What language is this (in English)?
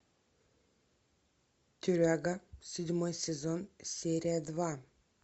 Russian